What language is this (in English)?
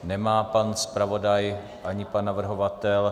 Czech